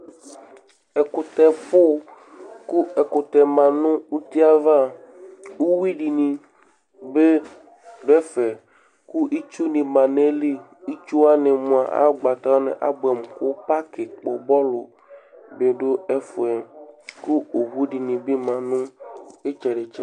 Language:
Ikposo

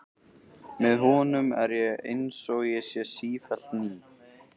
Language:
Icelandic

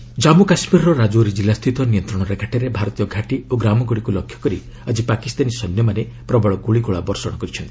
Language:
Odia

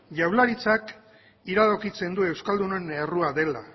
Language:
Basque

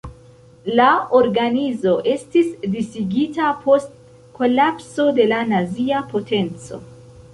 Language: Esperanto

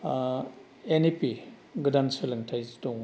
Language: Bodo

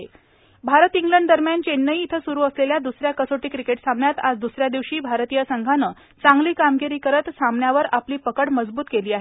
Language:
Marathi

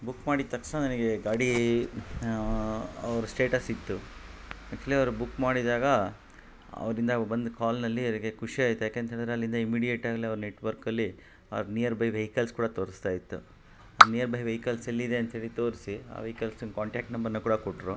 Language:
Kannada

